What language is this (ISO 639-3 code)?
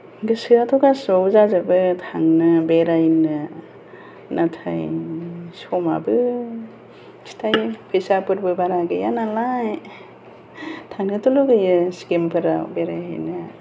brx